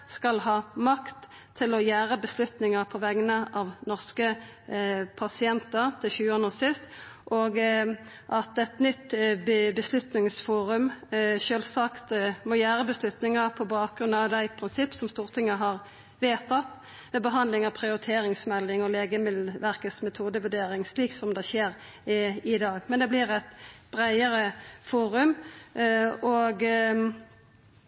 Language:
Norwegian Nynorsk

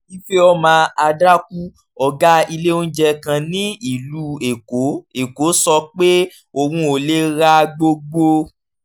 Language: Yoruba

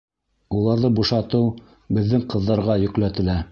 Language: Bashkir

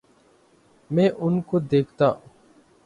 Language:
Urdu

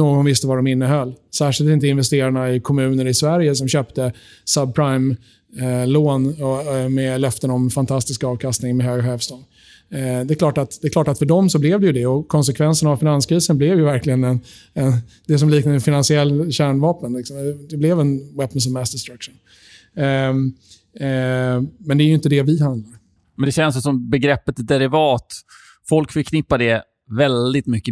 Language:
Swedish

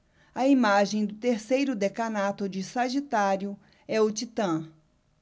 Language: Portuguese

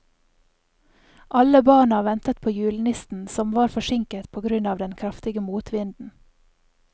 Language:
Norwegian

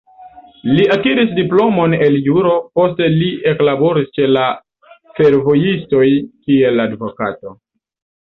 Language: Esperanto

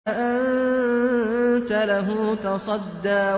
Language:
Arabic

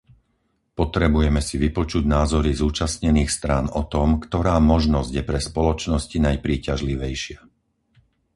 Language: Slovak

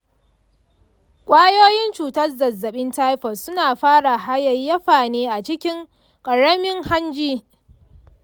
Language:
Hausa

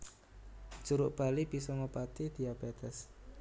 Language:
Javanese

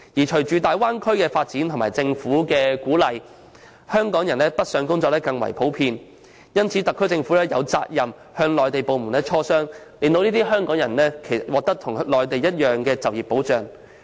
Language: Cantonese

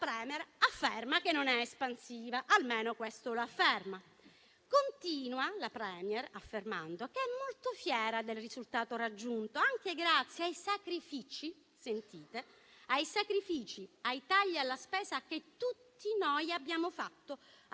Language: Italian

